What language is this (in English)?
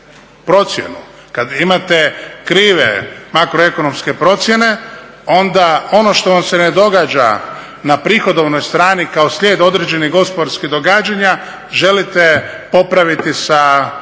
Croatian